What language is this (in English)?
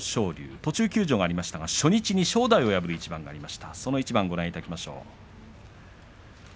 Japanese